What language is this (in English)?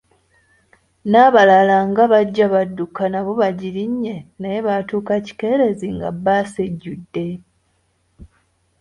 Ganda